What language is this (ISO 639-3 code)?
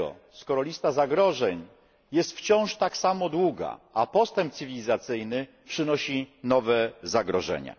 pol